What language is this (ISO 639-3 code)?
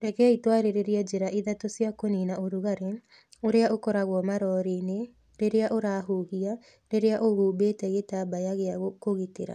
kik